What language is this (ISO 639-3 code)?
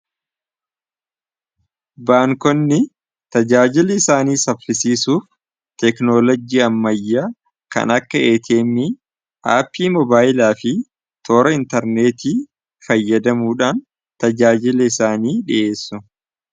orm